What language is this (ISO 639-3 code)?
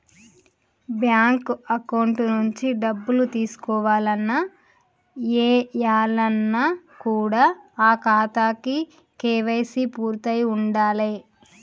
tel